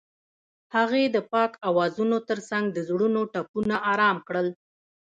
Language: Pashto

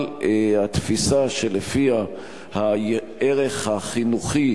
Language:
Hebrew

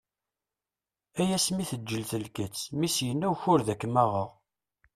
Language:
Kabyle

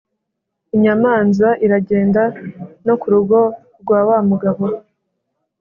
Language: Kinyarwanda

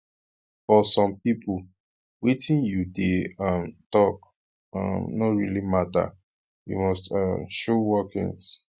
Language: Nigerian Pidgin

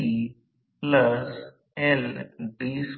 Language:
Marathi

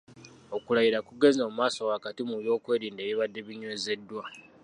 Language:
Ganda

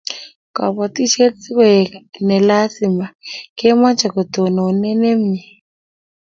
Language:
Kalenjin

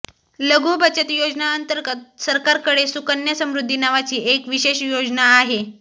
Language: Marathi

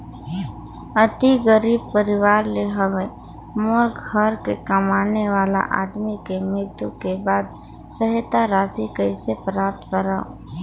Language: Chhattisgarhi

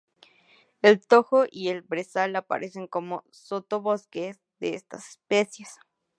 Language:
Spanish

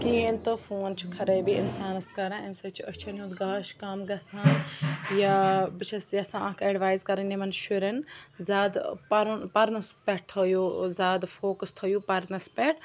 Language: Kashmiri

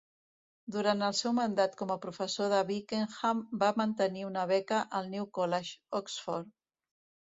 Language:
Catalan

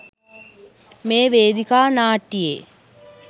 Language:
Sinhala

